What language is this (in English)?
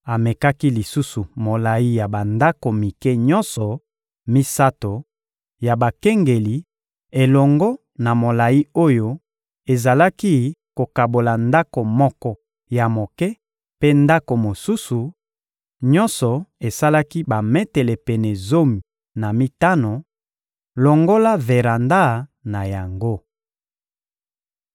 Lingala